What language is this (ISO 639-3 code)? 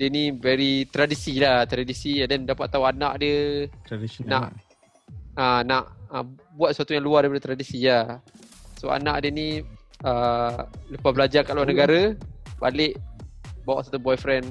msa